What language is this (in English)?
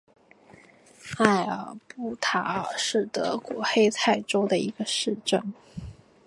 Chinese